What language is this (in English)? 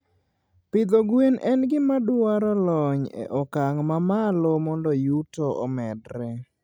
Luo (Kenya and Tanzania)